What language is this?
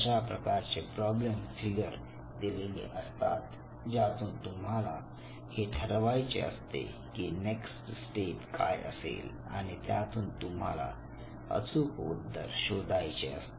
Marathi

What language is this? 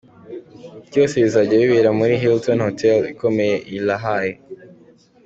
Kinyarwanda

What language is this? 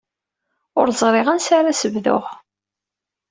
Kabyle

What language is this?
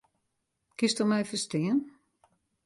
Western Frisian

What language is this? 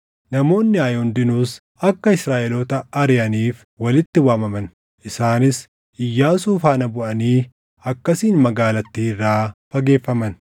Oromo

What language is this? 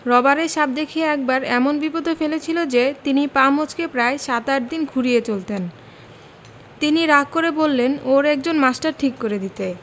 Bangla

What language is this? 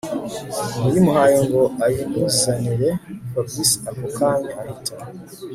Kinyarwanda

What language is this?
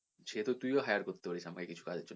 Bangla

